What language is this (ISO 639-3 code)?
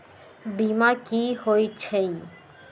mag